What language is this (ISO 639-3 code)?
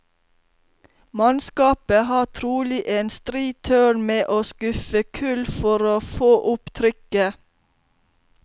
nor